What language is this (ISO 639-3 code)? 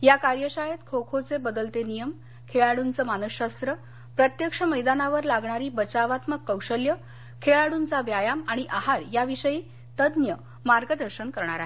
mar